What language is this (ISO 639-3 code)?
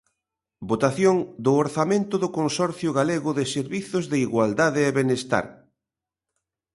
glg